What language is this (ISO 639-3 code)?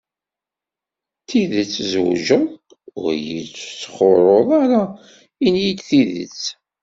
kab